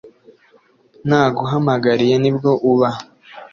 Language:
Kinyarwanda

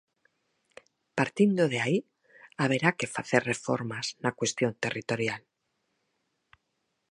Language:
Galician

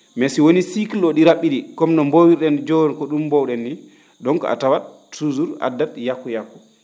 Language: Fula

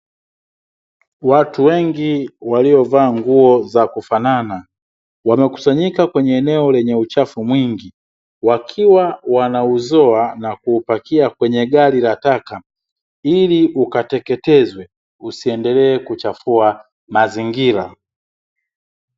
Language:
Swahili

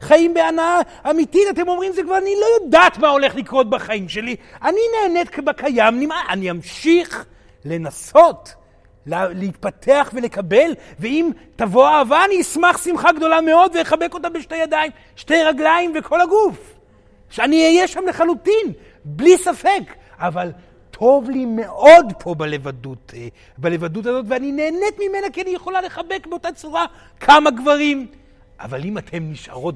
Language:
Hebrew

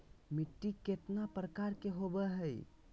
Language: Magahi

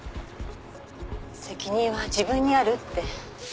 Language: Japanese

